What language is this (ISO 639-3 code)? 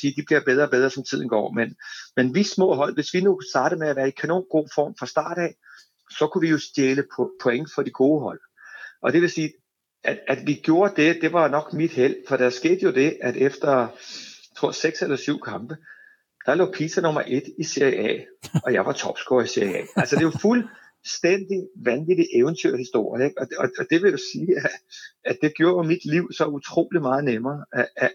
dan